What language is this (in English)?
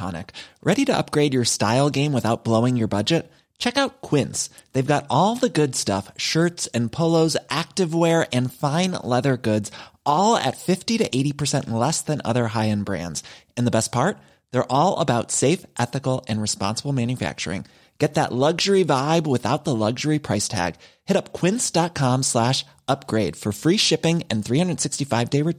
Filipino